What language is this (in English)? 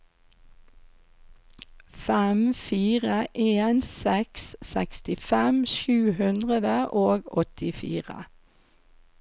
Norwegian